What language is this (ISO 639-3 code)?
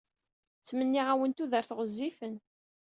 kab